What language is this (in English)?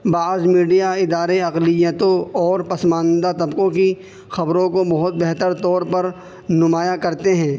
Urdu